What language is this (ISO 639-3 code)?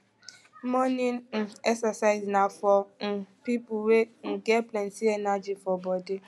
pcm